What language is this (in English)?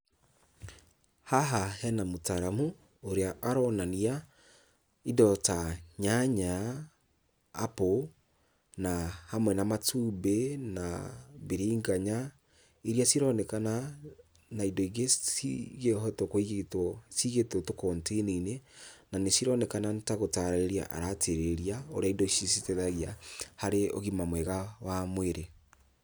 Kikuyu